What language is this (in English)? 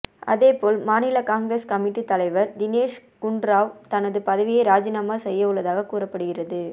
Tamil